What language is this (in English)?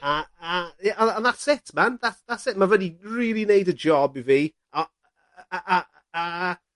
Welsh